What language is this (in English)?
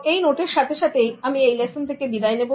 Bangla